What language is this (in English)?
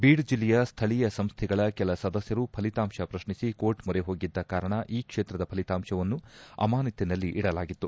Kannada